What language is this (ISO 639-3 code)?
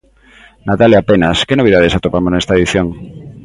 glg